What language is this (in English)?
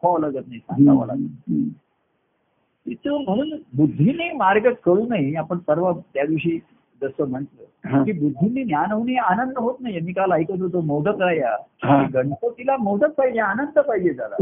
Marathi